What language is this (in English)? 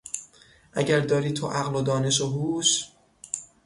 Persian